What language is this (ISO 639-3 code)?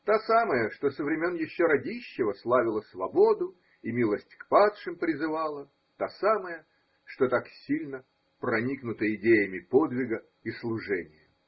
rus